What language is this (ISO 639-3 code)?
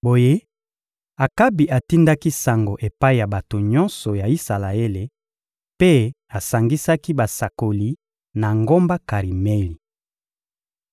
lin